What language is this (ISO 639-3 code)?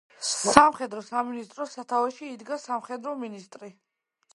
kat